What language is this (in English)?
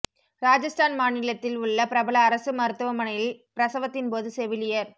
Tamil